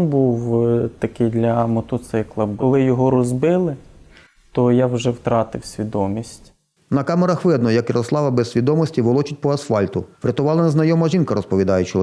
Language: Ukrainian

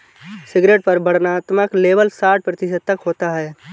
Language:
Hindi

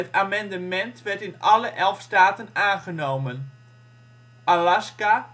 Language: Dutch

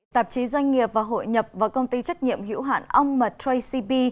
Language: Vietnamese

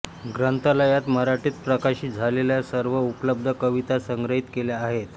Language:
Marathi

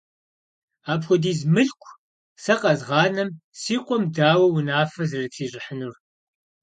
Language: Kabardian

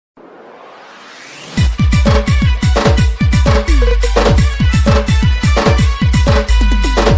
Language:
Indonesian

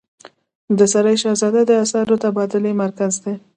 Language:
Pashto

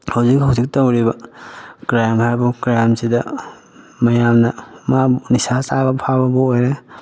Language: Manipuri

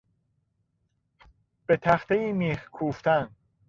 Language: Persian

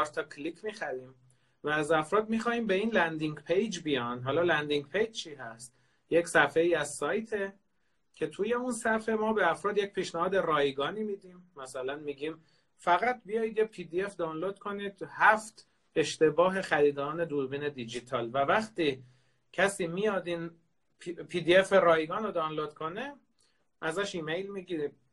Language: Persian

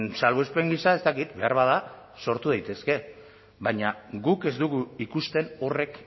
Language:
Basque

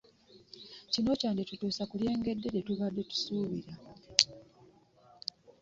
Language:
Ganda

